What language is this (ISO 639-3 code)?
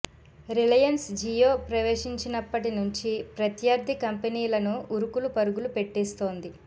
tel